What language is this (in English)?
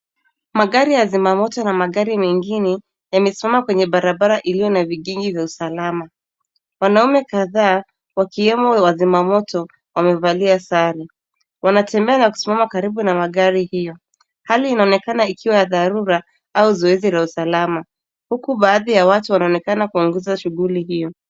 Swahili